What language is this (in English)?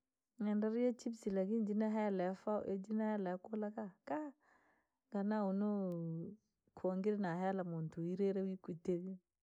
Langi